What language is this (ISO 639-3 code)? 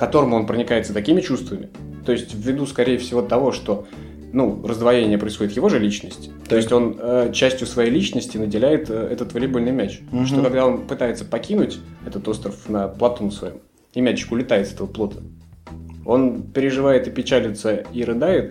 rus